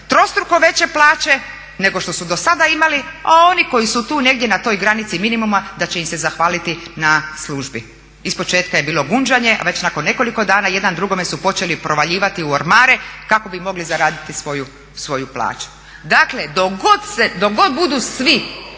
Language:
Croatian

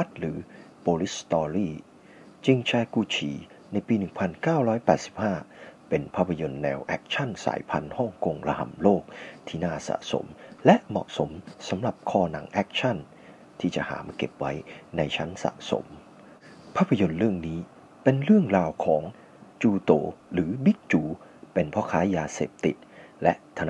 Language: Thai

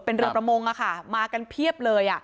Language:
Thai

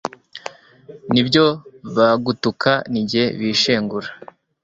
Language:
Kinyarwanda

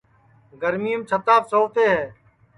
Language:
Sansi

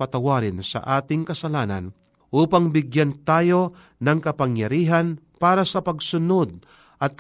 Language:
Filipino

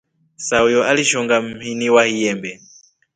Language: Rombo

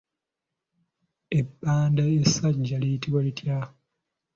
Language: Ganda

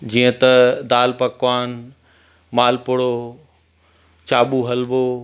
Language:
Sindhi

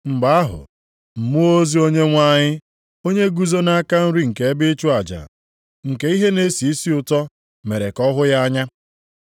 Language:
Igbo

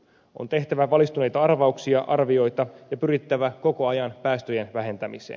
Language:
Finnish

